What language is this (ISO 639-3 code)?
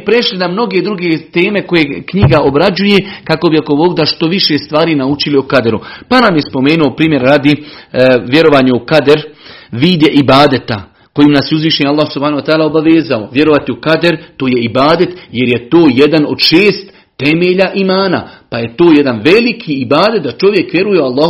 hrv